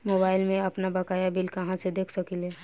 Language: Bhojpuri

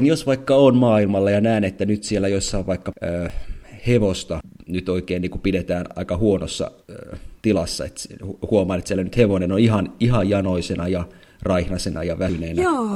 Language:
Finnish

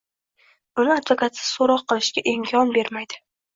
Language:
Uzbek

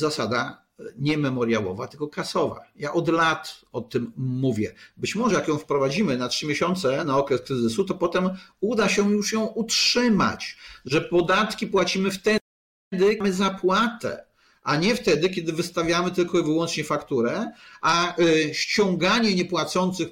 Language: Polish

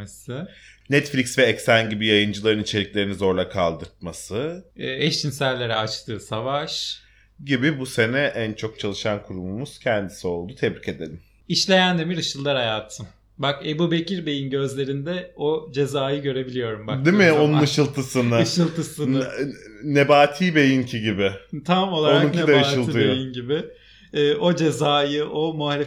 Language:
Turkish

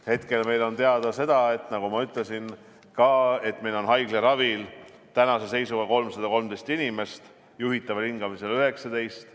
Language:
Estonian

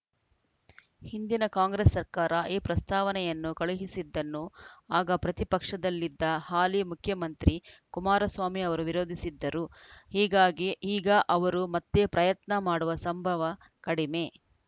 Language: Kannada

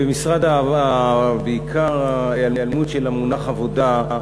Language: Hebrew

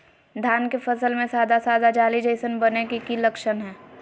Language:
Magahi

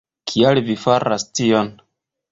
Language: Esperanto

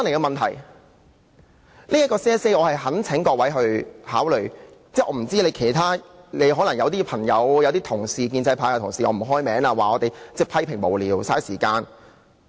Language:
Cantonese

